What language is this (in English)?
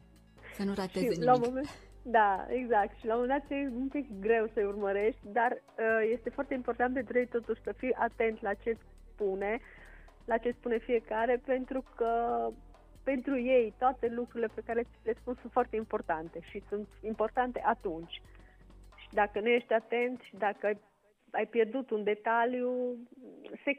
Romanian